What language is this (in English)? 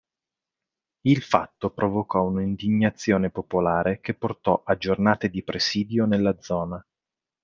Italian